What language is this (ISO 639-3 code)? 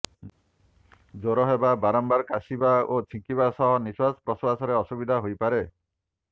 ori